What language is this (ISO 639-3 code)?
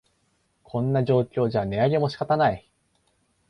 jpn